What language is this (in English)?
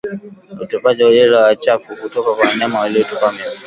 Swahili